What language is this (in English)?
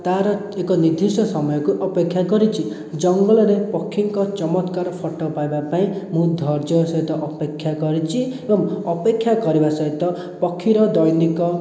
Odia